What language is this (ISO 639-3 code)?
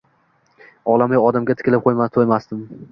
uzb